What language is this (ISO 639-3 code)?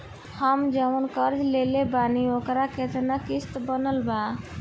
bho